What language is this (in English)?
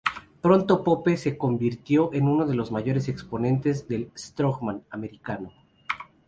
Spanish